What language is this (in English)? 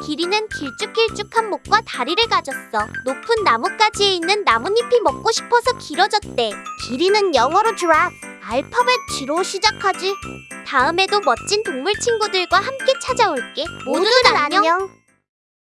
Korean